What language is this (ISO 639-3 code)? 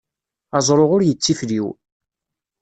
kab